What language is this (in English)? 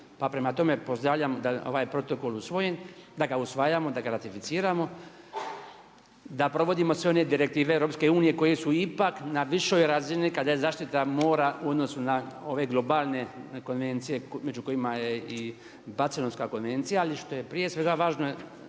Croatian